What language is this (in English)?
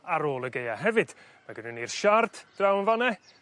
Welsh